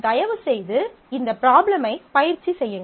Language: Tamil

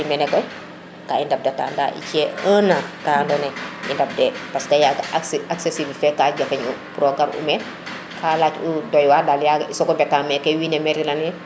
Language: Serer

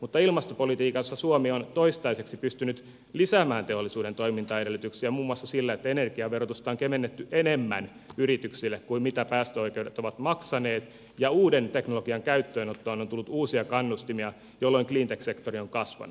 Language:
Finnish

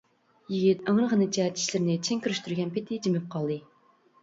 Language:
Uyghur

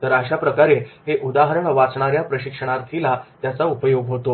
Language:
Marathi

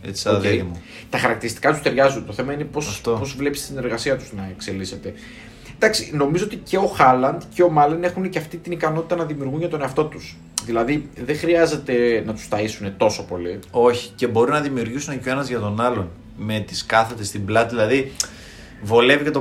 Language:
Greek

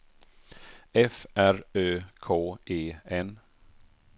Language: Swedish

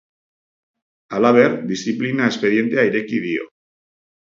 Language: Basque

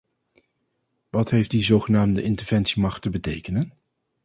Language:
Dutch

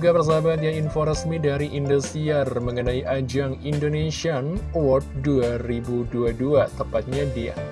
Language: Indonesian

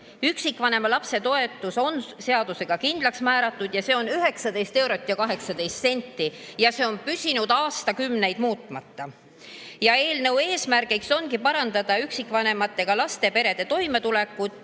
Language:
Estonian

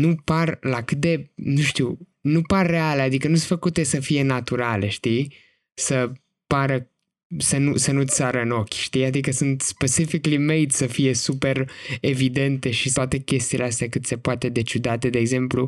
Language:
Romanian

